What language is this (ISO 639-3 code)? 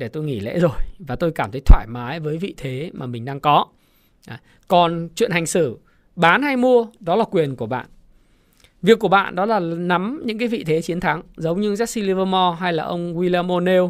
vie